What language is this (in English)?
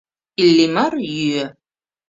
Mari